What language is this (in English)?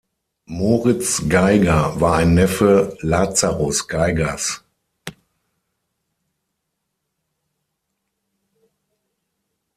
German